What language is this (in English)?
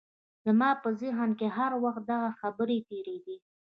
Pashto